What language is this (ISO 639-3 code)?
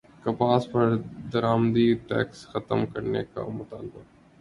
urd